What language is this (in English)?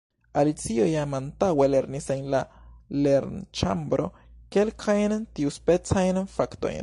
Esperanto